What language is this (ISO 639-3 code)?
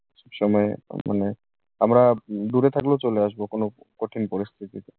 ben